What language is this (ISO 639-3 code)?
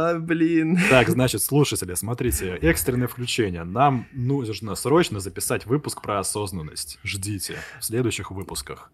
rus